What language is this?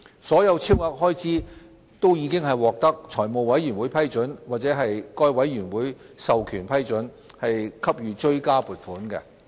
Cantonese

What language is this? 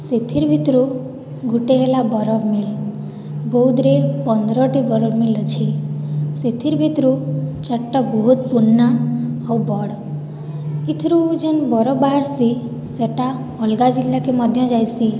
Odia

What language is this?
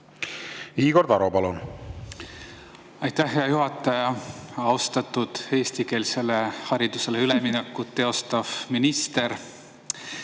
Estonian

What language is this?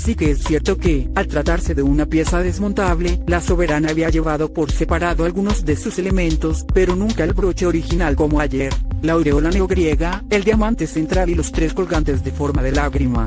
Spanish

